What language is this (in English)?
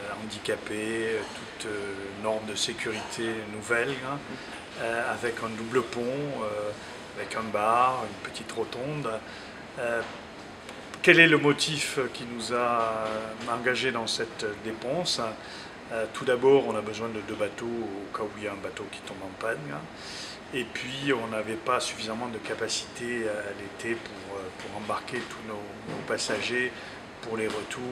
French